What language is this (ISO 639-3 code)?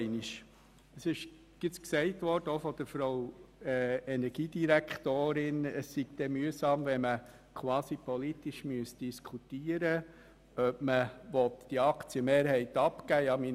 gsw